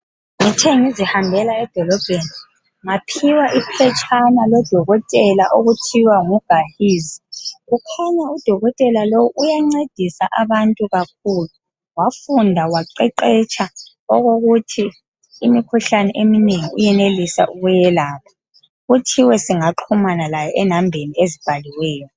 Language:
North Ndebele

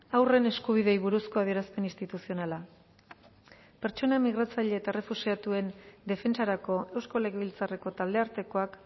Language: Basque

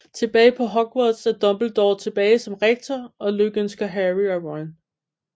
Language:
Danish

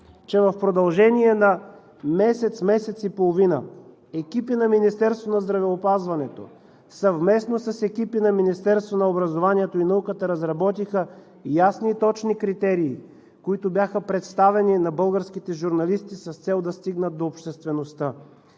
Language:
Bulgarian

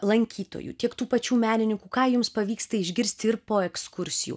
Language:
Lithuanian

